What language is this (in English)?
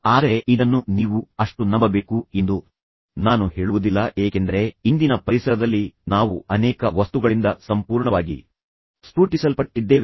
Kannada